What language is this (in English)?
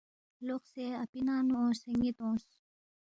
Balti